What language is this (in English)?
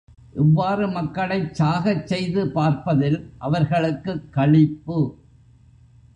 Tamil